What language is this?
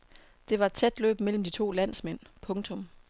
Danish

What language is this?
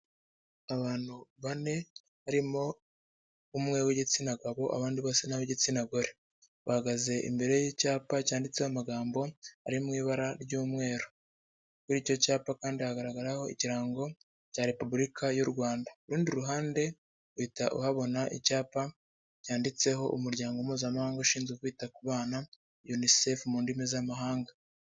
Kinyarwanda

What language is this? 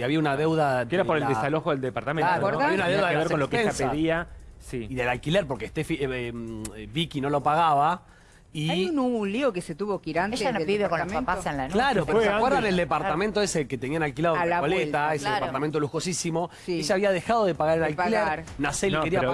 Spanish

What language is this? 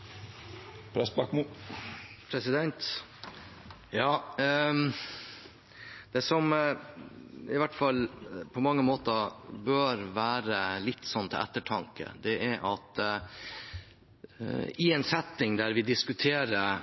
Norwegian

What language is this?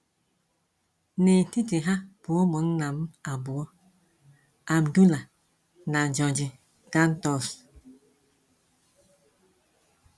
Igbo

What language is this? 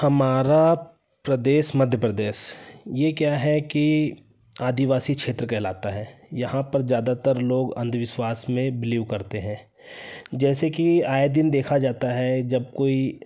Hindi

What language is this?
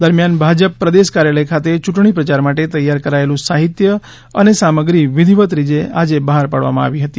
Gujarati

